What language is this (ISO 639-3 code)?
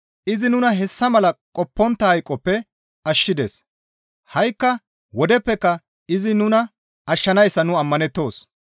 gmv